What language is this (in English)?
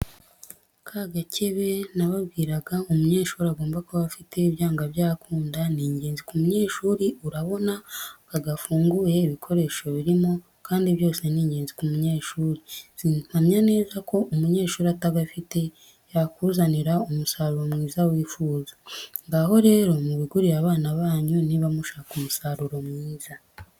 Kinyarwanda